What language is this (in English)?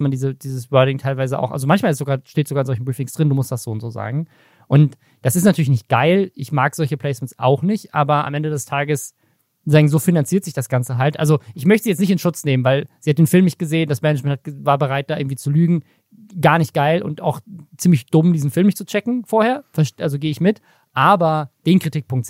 German